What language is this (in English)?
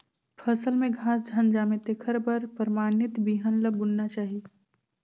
Chhattisgarhi